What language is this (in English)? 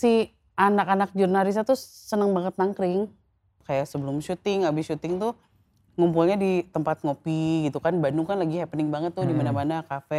Indonesian